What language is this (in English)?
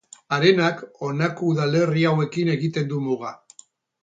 Basque